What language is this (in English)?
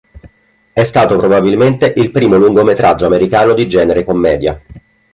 Italian